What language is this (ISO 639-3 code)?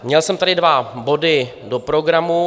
ces